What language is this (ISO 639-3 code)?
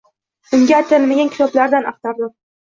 uzb